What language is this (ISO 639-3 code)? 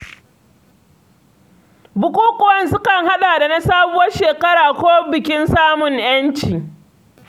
hau